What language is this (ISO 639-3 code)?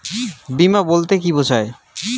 ben